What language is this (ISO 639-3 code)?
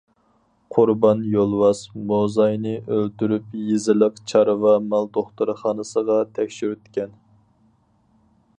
uig